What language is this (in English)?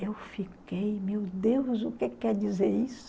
Portuguese